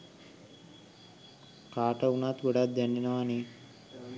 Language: Sinhala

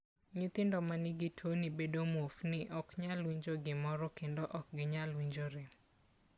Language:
Luo (Kenya and Tanzania)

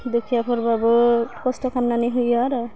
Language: Bodo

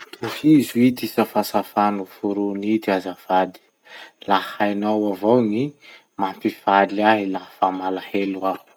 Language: Masikoro Malagasy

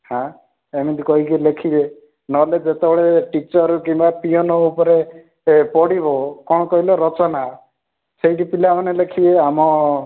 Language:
Odia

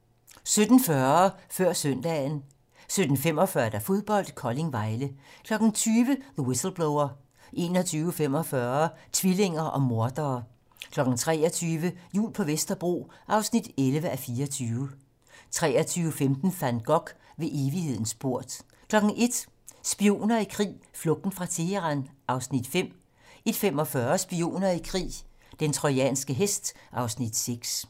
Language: Danish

